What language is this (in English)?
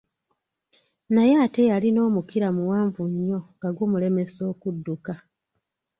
Ganda